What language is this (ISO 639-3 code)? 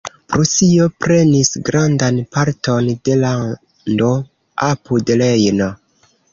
epo